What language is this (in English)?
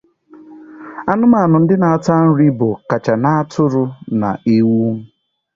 Igbo